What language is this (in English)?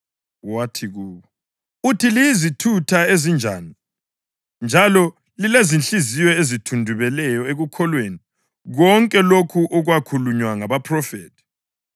North Ndebele